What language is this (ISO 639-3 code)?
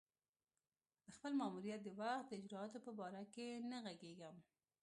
pus